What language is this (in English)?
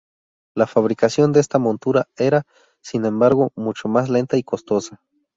Spanish